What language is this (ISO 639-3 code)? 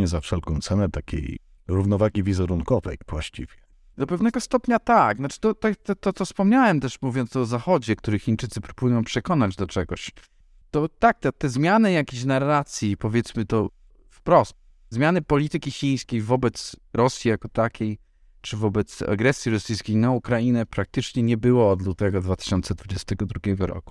pol